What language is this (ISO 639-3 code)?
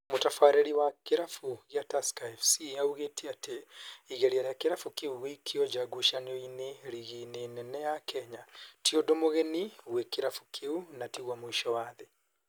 kik